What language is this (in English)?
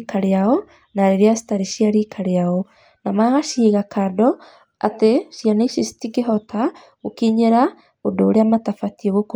Kikuyu